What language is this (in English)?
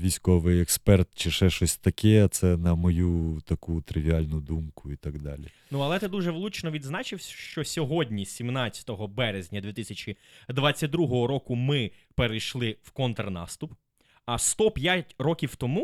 Ukrainian